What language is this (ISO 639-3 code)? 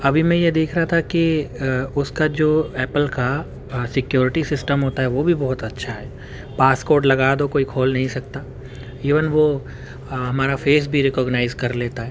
urd